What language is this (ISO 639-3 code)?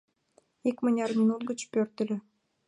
chm